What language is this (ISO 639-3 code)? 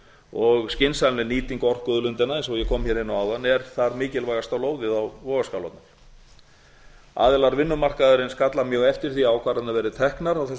isl